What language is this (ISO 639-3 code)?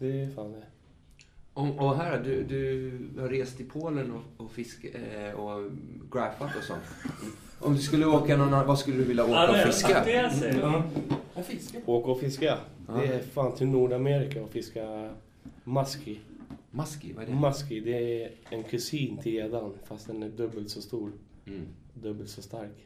swe